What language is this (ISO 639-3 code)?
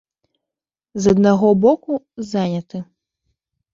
bel